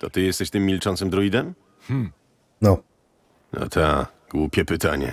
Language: Polish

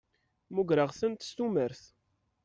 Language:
Kabyle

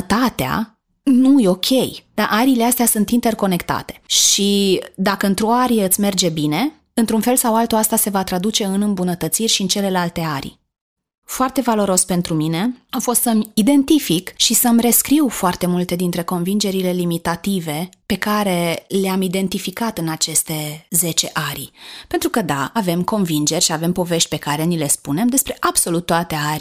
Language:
Romanian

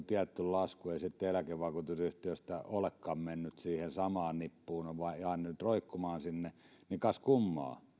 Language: Finnish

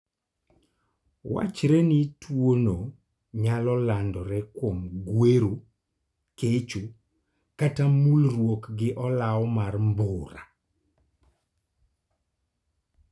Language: Luo (Kenya and Tanzania)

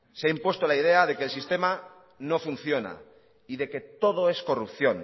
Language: Spanish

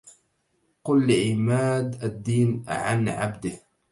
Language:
Arabic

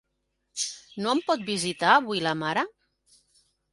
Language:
Catalan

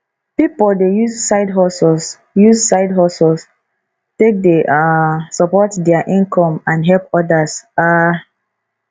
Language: Nigerian Pidgin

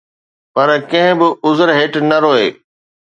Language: Sindhi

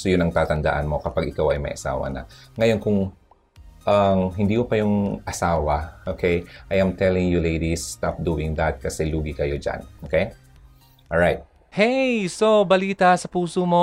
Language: Filipino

